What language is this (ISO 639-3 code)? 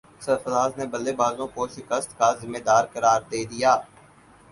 urd